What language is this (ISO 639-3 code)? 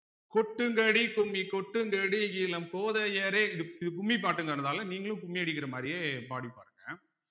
tam